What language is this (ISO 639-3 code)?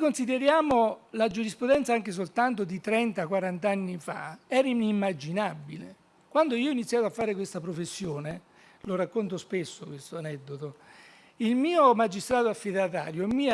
ita